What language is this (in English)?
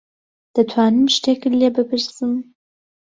Central Kurdish